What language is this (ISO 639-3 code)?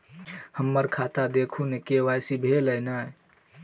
mai